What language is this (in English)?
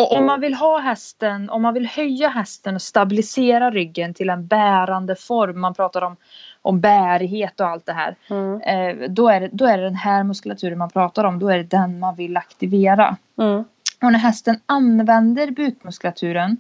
Swedish